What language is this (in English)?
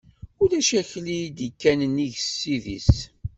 Kabyle